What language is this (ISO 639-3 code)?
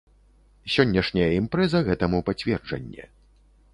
bel